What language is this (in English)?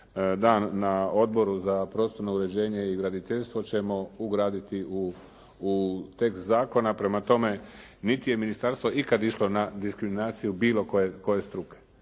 Croatian